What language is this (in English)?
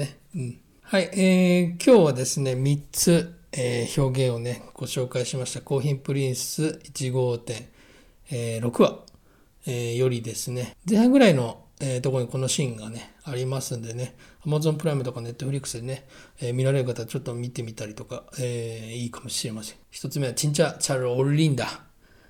Japanese